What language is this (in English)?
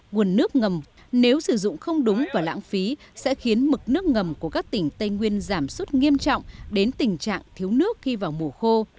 Vietnamese